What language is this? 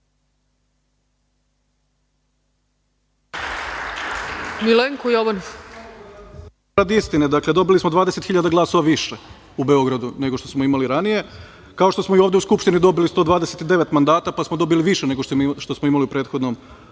Serbian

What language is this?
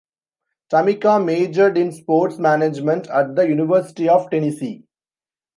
English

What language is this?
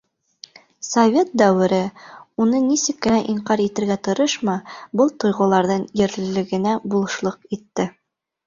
Bashkir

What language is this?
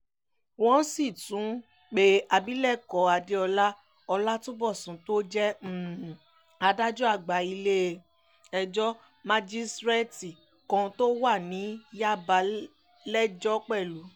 Yoruba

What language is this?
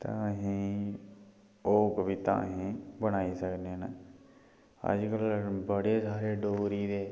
Dogri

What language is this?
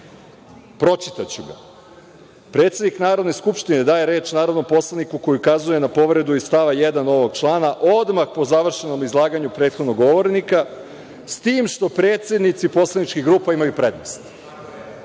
Serbian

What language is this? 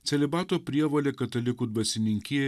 Lithuanian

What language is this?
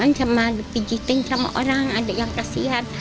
Indonesian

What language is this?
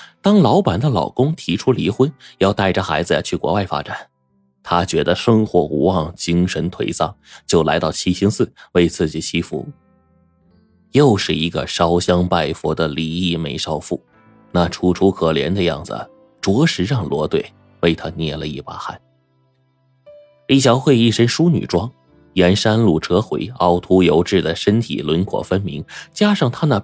Chinese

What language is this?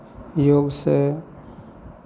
Maithili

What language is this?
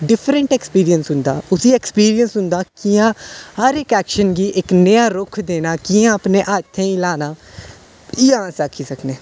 Dogri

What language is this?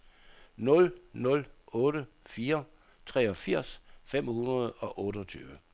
Danish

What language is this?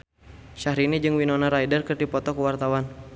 Sundanese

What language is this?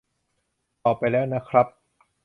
Thai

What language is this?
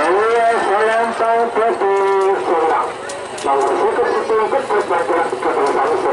Indonesian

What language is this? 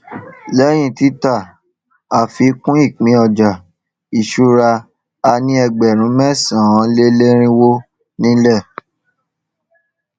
Yoruba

